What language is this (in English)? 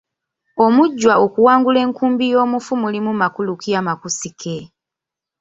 Ganda